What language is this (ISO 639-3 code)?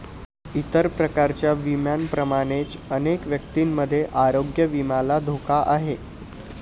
mar